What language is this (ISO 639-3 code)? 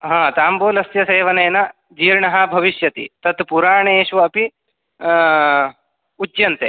san